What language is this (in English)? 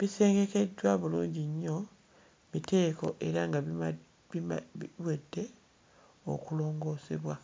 Ganda